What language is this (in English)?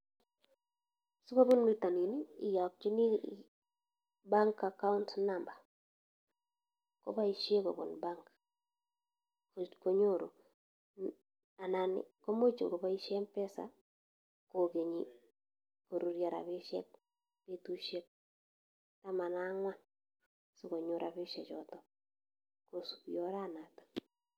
Kalenjin